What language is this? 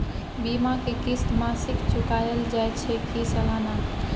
Maithili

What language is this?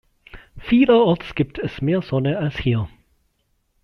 German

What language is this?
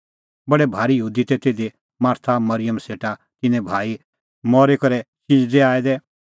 Kullu Pahari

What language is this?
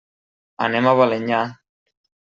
Catalan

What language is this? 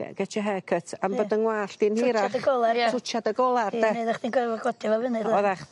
Welsh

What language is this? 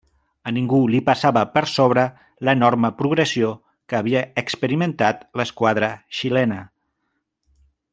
Catalan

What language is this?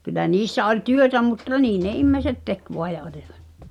Finnish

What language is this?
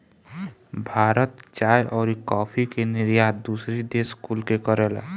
Bhojpuri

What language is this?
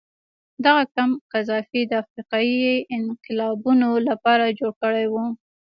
Pashto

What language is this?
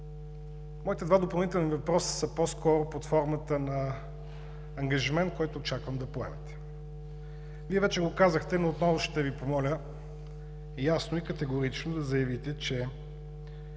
Bulgarian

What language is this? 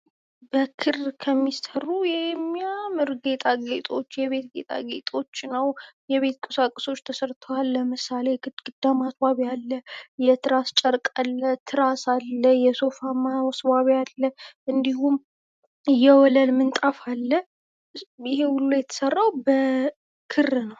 Amharic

